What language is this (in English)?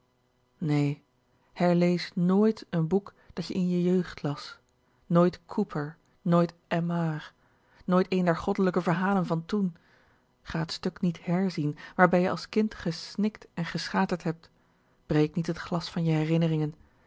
Dutch